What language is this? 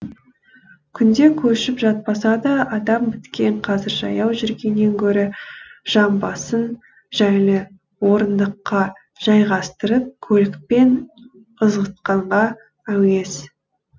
Kazakh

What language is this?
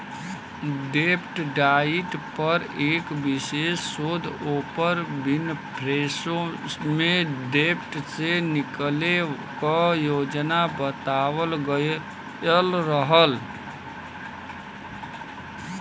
Bhojpuri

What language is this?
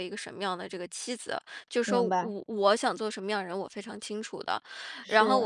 Chinese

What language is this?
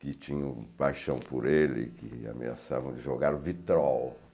Portuguese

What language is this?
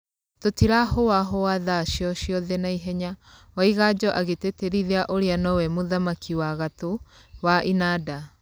Kikuyu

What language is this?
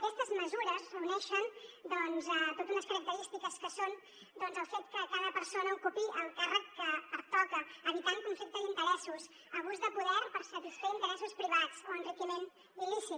Catalan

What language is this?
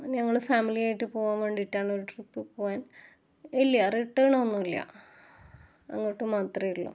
Malayalam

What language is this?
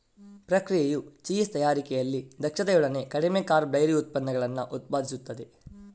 Kannada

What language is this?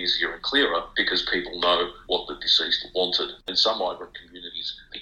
Ukrainian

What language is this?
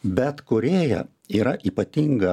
Lithuanian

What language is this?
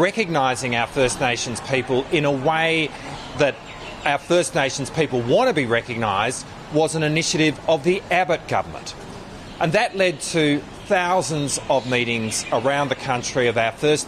Italian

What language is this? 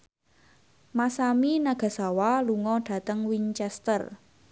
Javanese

